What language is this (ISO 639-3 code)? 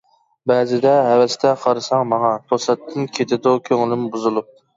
uig